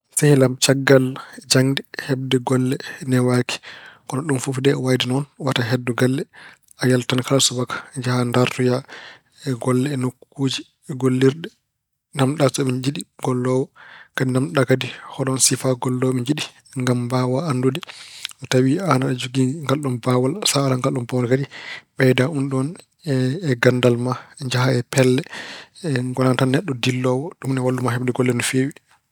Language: Fula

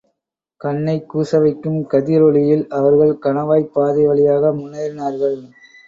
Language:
Tamil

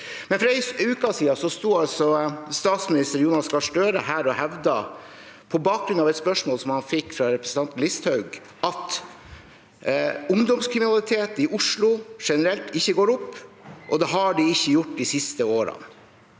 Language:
Norwegian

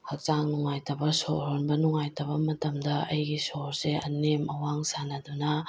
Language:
Manipuri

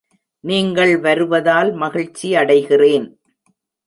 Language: Tamil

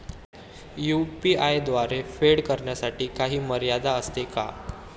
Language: Marathi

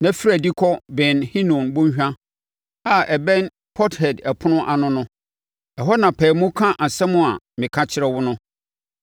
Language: Akan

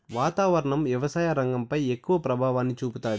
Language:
Telugu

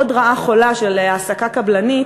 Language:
Hebrew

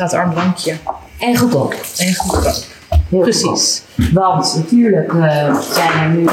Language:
Dutch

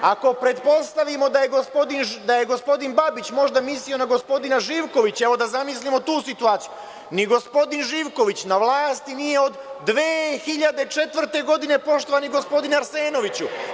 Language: Serbian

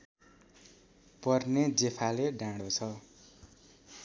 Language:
Nepali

